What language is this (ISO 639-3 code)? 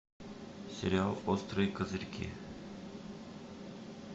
rus